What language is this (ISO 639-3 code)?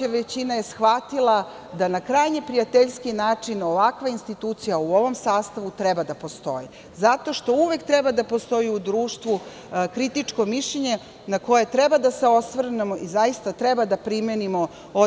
srp